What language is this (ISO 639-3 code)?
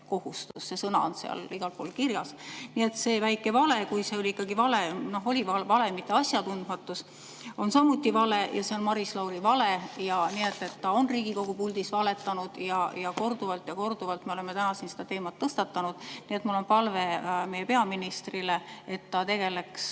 est